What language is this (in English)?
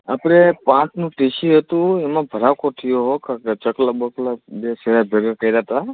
Gujarati